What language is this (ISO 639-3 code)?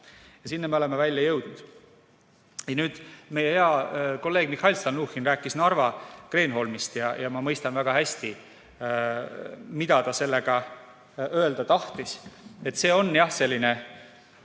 est